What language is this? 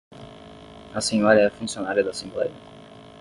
Portuguese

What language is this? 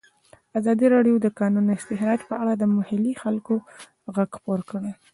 Pashto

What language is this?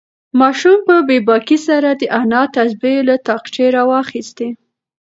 Pashto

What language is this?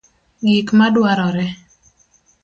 Luo (Kenya and Tanzania)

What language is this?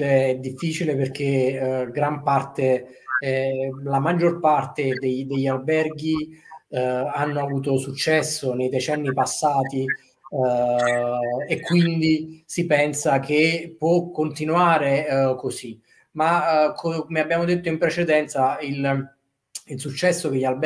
Italian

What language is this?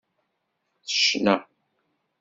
Kabyle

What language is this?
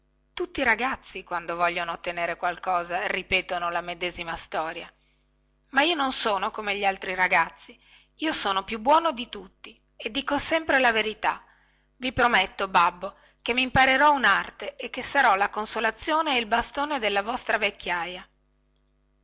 Italian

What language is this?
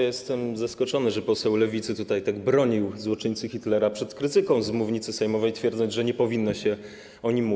Polish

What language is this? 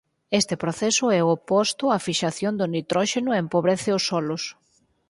Galician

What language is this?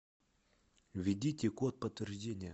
Russian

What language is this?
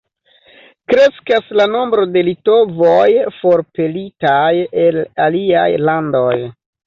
Esperanto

